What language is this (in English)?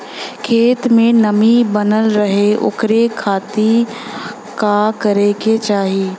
Bhojpuri